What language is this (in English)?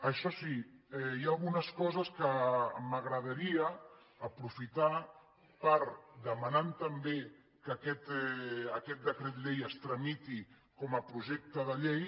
Catalan